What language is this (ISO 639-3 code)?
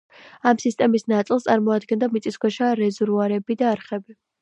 kat